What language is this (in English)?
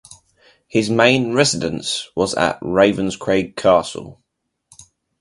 English